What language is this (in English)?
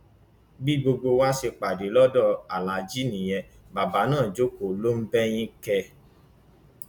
Yoruba